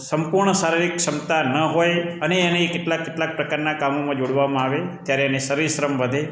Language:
Gujarati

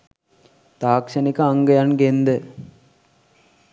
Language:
Sinhala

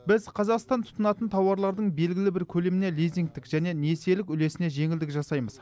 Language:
Kazakh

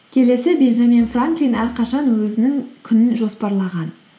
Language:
Kazakh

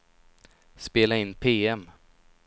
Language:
Swedish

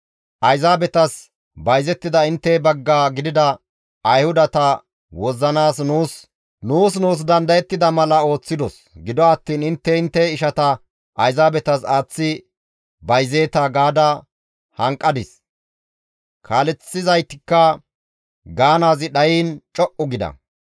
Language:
Gamo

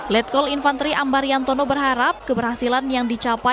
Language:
Indonesian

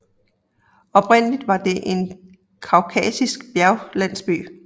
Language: Danish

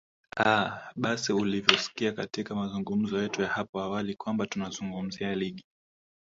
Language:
Swahili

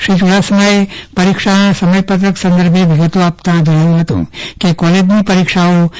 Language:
Gujarati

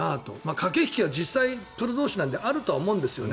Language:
Japanese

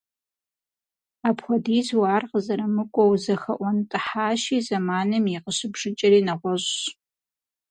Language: Kabardian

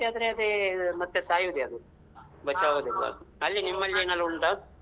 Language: Kannada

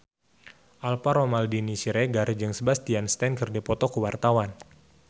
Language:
Sundanese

